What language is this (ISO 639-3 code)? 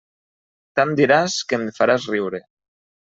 cat